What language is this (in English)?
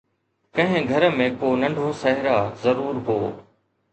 Sindhi